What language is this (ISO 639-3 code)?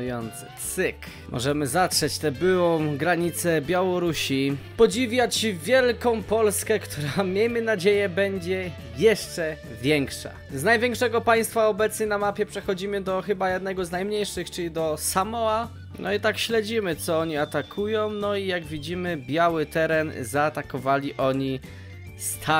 pol